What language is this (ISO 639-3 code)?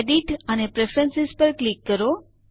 guj